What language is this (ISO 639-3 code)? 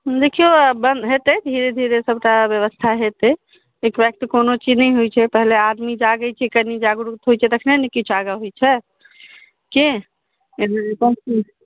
mai